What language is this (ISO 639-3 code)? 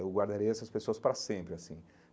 por